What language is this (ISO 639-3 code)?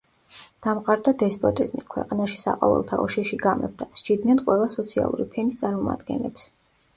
kat